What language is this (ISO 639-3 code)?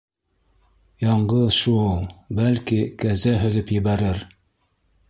bak